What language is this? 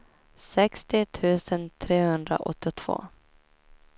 Swedish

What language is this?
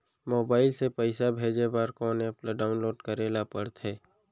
Chhattisgarhi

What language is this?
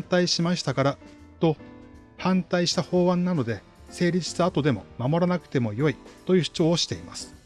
Japanese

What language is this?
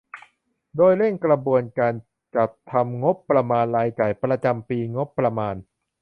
Thai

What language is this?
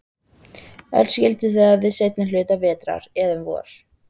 Icelandic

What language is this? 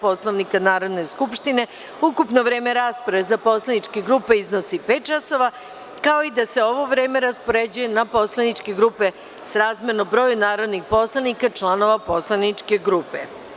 Serbian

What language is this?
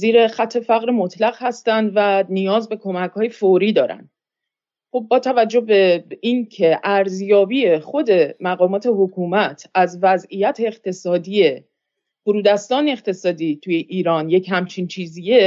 Persian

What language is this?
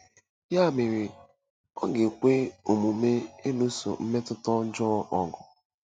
Igbo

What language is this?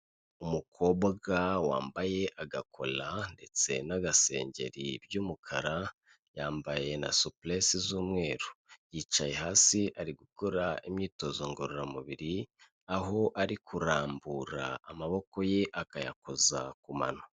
Kinyarwanda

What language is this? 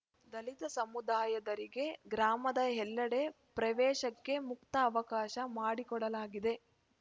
Kannada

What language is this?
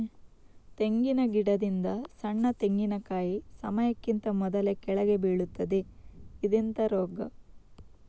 Kannada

